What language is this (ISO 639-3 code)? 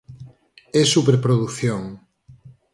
glg